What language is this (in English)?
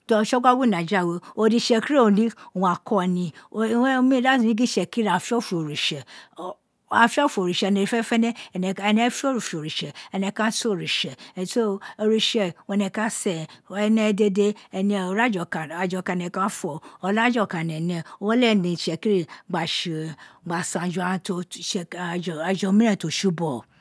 Isekiri